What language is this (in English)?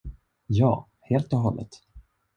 Swedish